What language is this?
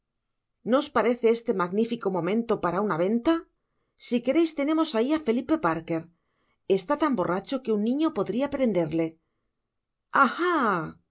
Spanish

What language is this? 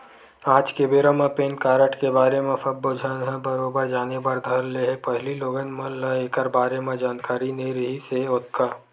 Chhattisgarhi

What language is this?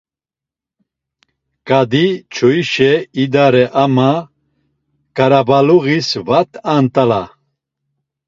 Laz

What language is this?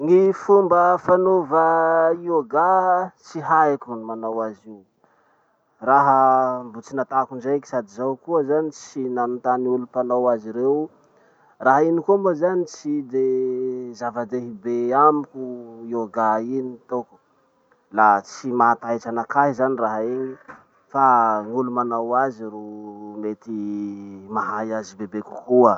Masikoro Malagasy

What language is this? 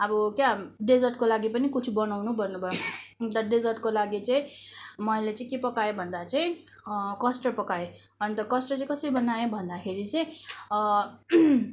Nepali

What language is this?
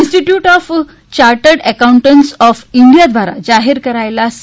Gujarati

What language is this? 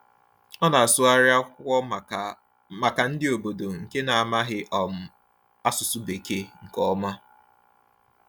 Igbo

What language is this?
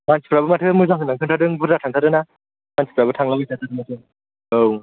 Bodo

